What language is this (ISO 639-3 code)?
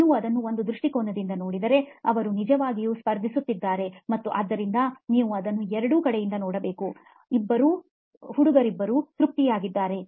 kan